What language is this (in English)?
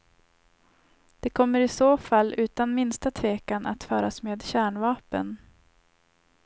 Swedish